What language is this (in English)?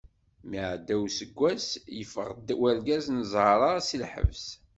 Kabyle